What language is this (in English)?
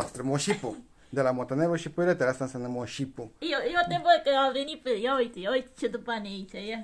Romanian